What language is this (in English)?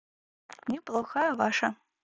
Russian